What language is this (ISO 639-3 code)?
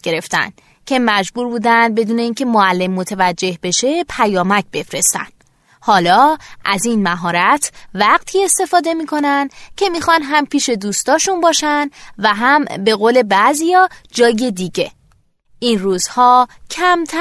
fas